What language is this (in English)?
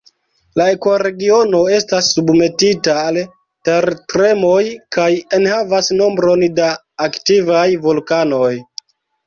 Esperanto